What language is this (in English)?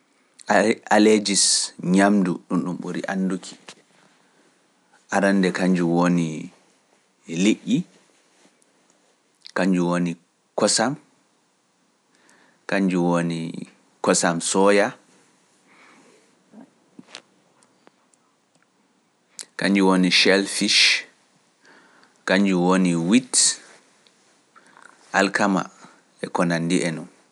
Pular